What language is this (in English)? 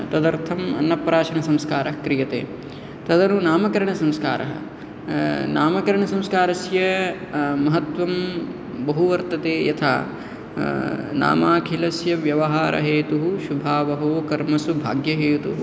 Sanskrit